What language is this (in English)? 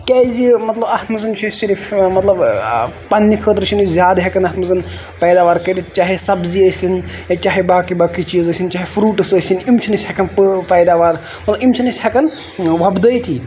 Kashmiri